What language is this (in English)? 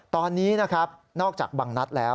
Thai